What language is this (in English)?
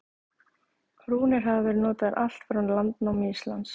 Icelandic